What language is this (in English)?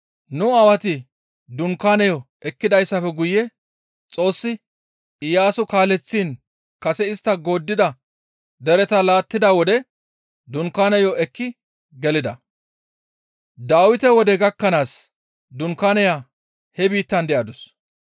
Gamo